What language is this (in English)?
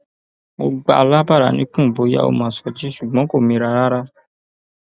Yoruba